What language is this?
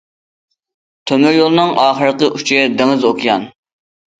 Uyghur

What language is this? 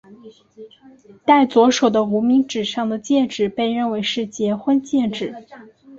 Chinese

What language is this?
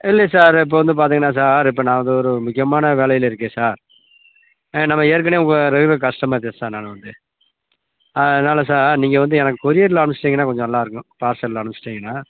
Tamil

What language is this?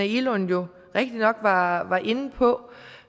Danish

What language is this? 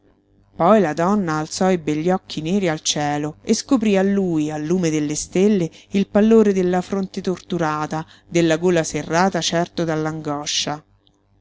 Italian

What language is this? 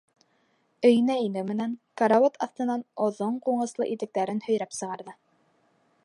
Bashkir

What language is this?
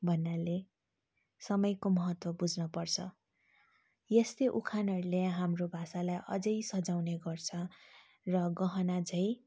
Nepali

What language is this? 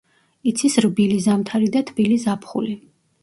Georgian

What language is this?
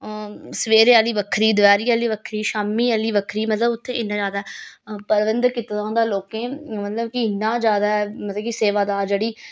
Dogri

